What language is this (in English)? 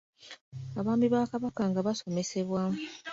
Ganda